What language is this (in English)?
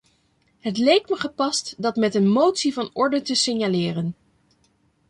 Dutch